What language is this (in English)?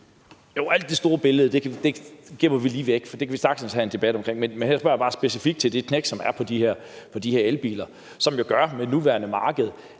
Danish